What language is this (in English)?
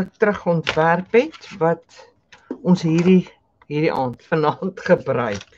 Dutch